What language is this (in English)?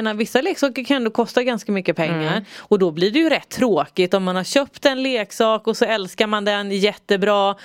Swedish